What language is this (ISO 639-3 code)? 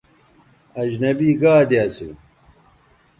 btv